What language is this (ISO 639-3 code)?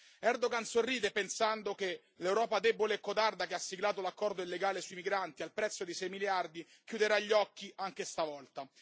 ita